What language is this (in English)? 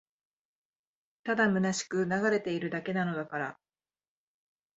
Japanese